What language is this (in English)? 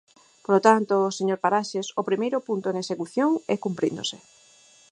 Galician